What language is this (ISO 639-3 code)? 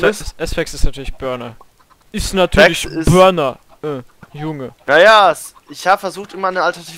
deu